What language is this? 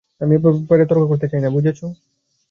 Bangla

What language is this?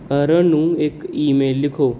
Punjabi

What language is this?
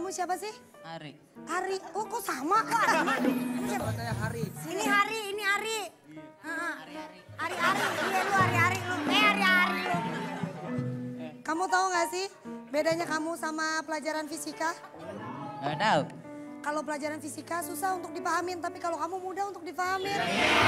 Indonesian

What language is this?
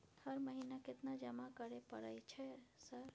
Maithili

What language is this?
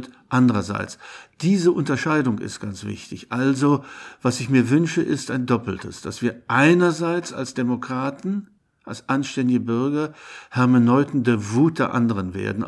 German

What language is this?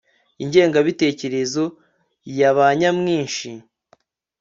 Kinyarwanda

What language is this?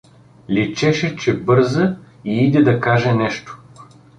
Bulgarian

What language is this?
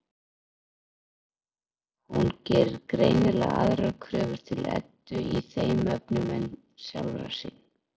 Icelandic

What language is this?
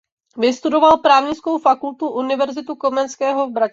Czech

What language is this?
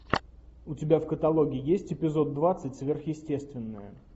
Russian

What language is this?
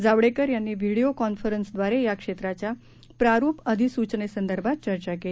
Marathi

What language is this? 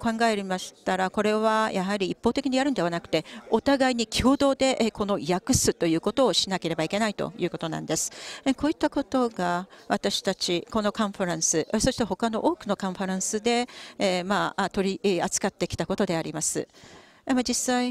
Japanese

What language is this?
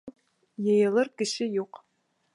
Bashkir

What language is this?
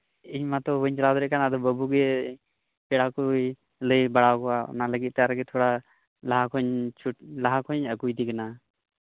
Santali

